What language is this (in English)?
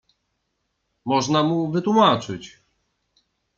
Polish